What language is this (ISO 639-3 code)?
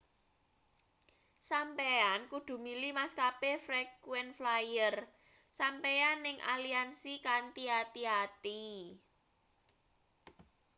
jav